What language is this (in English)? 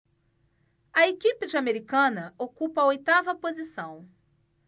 Portuguese